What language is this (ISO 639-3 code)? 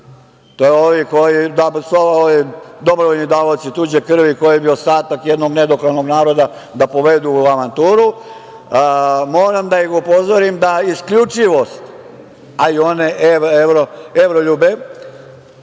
srp